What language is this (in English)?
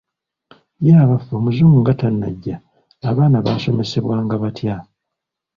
Ganda